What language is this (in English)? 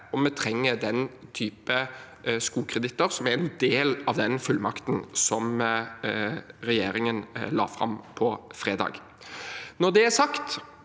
Norwegian